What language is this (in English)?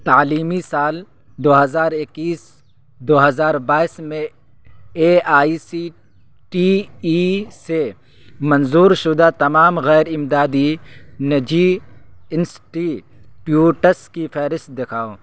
Urdu